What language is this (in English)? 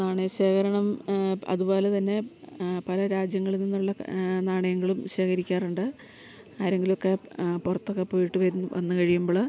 Malayalam